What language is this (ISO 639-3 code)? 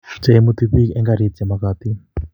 kln